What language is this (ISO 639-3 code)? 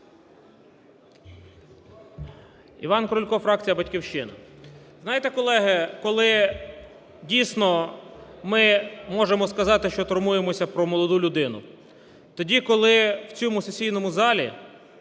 ukr